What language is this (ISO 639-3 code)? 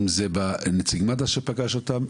heb